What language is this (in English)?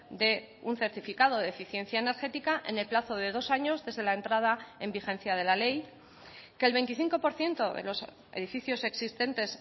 Spanish